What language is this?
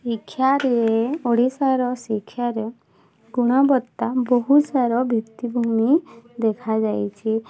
Odia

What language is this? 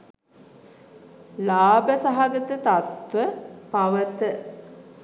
Sinhala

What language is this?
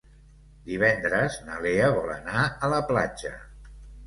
Catalan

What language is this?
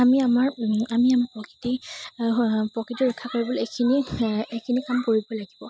Assamese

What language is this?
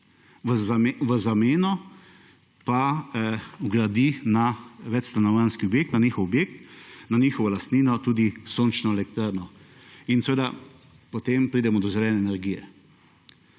Slovenian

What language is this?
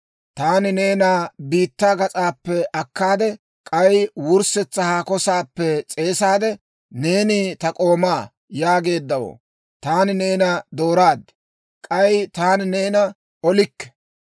Dawro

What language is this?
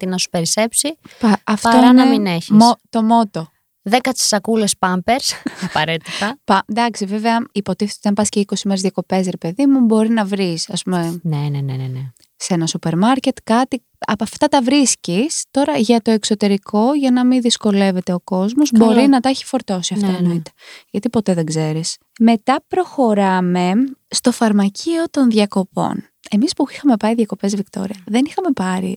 Greek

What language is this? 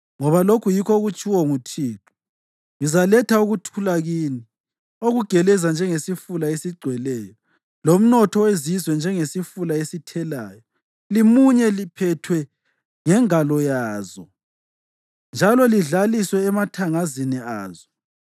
North Ndebele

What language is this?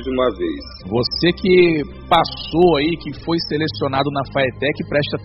Portuguese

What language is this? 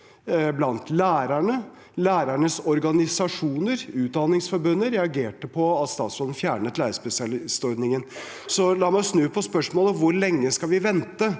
Norwegian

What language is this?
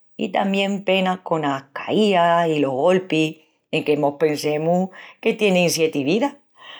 Extremaduran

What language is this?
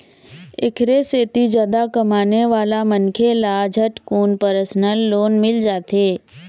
Chhattisgarhi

